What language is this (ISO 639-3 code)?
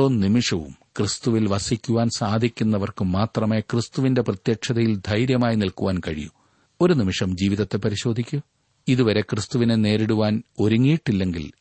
mal